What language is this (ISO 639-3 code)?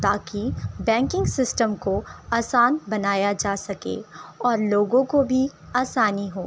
urd